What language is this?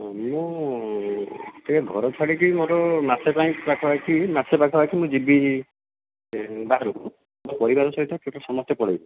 Odia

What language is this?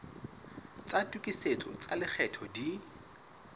Southern Sotho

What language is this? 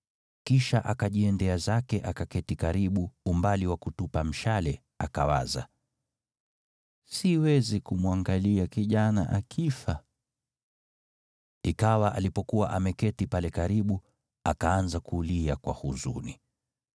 Swahili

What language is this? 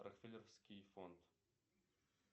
Russian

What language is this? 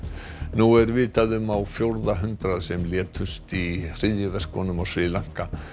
Icelandic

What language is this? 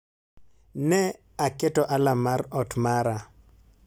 Luo (Kenya and Tanzania)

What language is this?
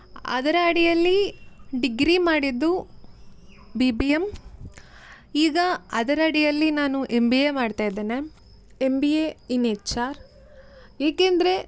Kannada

